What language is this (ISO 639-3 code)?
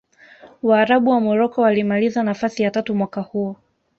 swa